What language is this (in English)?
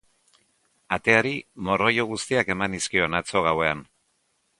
Basque